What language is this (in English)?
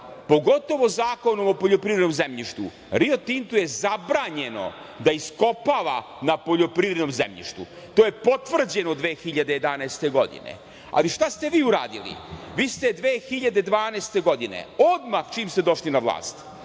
Serbian